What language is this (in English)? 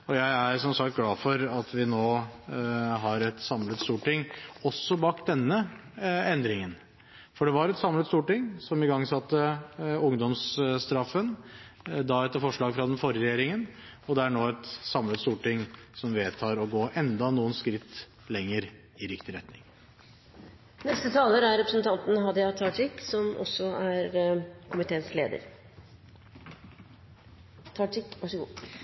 Norwegian